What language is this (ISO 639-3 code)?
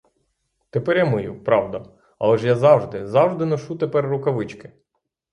ukr